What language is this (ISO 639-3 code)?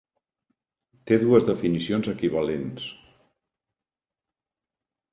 cat